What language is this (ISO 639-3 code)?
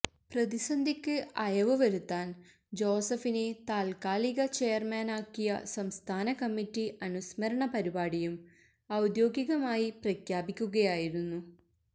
mal